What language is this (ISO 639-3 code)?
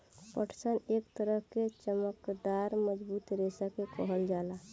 bho